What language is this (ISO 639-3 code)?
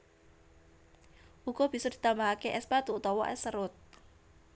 jav